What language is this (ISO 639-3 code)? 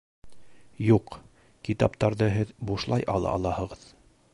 bak